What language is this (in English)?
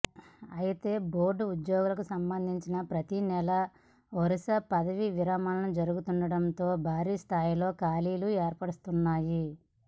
Telugu